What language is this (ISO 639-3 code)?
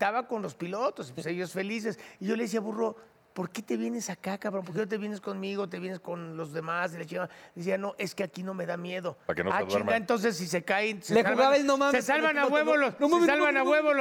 spa